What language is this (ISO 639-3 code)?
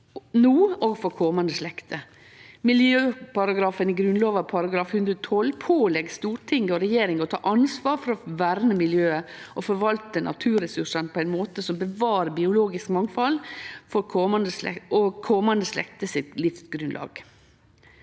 nor